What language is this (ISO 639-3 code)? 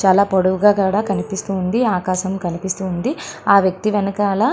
tel